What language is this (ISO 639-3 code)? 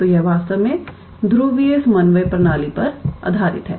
hin